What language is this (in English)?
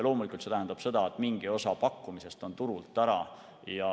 Estonian